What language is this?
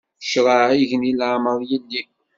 Kabyle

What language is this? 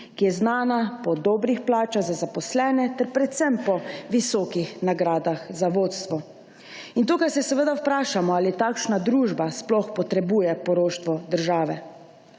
Slovenian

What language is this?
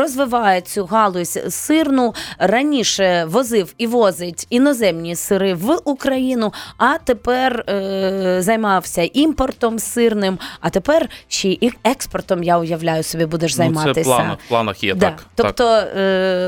Ukrainian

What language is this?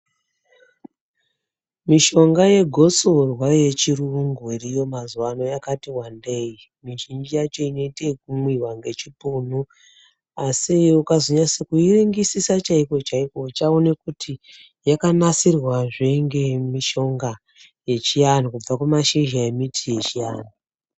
Ndau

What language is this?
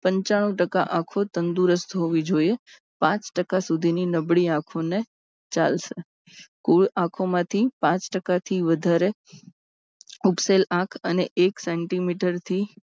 Gujarati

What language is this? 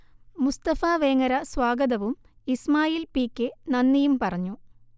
Malayalam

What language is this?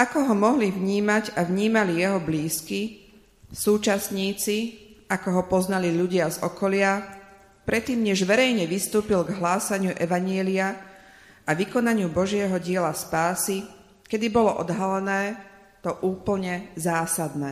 Slovak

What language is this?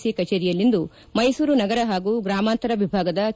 Kannada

